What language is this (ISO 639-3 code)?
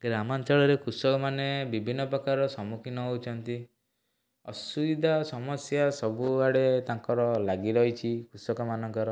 ori